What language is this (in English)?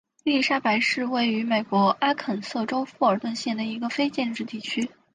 Chinese